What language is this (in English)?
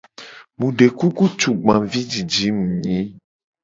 Gen